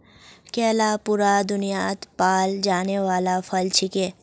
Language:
Magahi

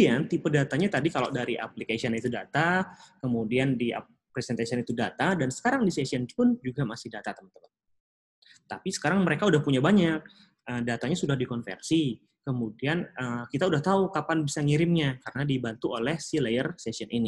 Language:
Indonesian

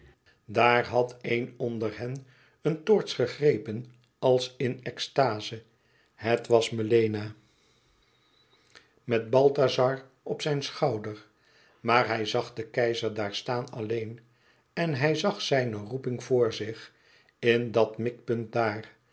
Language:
Dutch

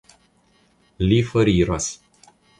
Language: Esperanto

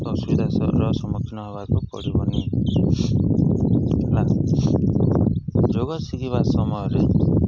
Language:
Odia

